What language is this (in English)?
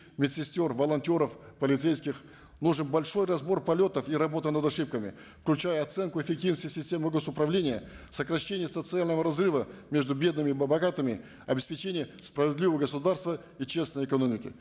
Kazakh